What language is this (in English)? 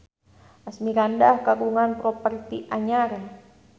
Sundanese